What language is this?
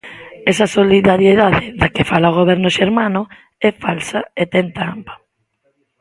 Galician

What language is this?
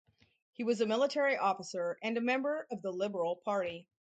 English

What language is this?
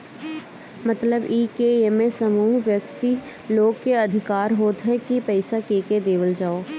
Bhojpuri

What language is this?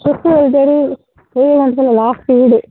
Tamil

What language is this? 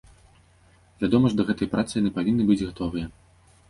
Belarusian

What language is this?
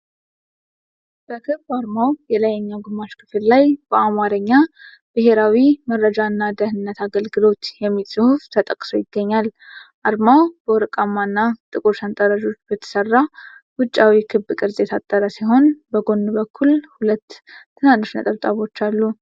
Amharic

